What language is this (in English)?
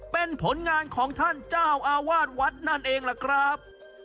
Thai